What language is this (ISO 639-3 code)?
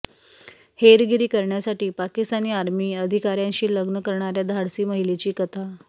mar